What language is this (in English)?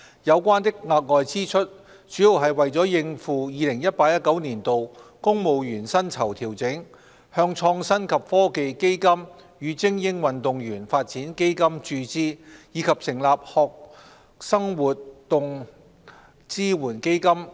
Cantonese